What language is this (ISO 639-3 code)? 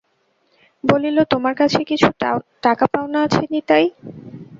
ben